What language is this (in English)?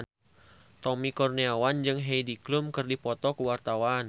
Sundanese